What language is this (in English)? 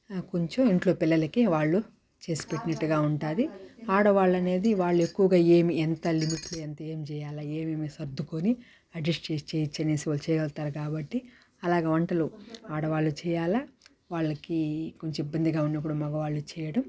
Telugu